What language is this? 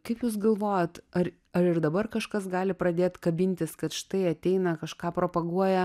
Lithuanian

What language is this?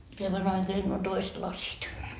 Finnish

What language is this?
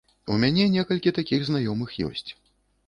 Belarusian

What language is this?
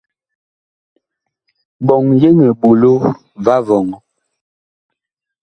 Bakoko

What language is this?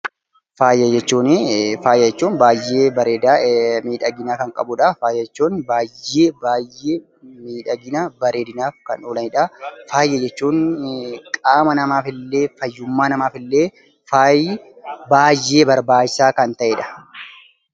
Oromo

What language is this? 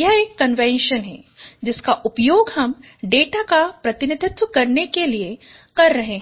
Hindi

